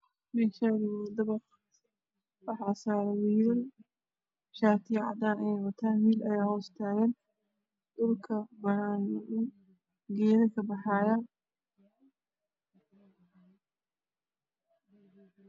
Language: Somali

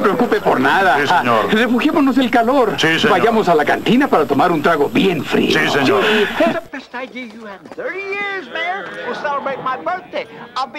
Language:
Spanish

